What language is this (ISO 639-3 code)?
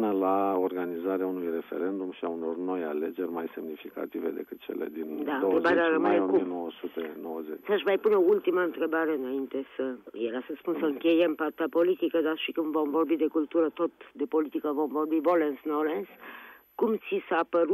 ron